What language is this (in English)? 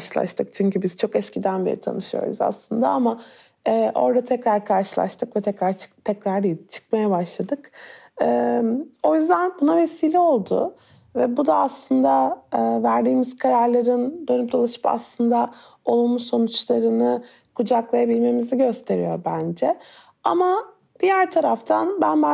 Turkish